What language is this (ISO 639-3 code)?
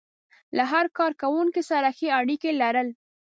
pus